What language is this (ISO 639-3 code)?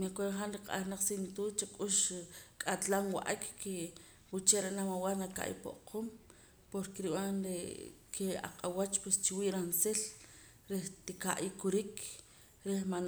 poc